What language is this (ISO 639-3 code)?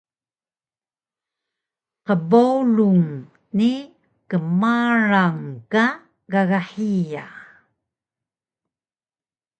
trv